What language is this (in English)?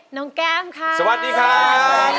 Thai